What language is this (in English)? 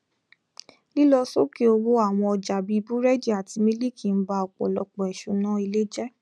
Yoruba